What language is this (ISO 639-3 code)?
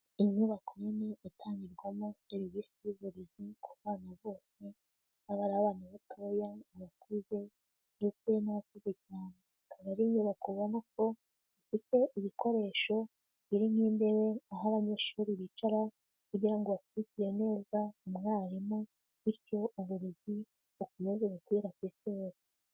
kin